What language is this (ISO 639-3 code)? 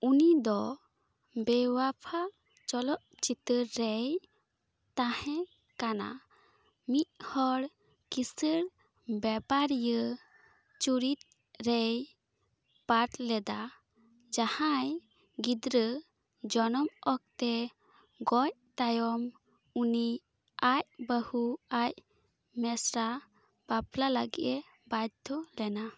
sat